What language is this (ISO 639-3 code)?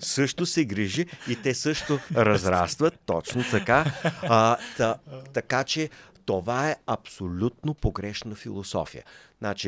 bul